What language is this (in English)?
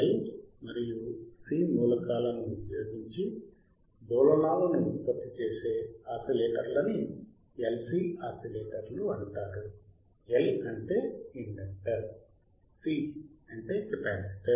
Telugu